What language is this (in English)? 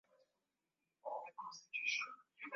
Swahili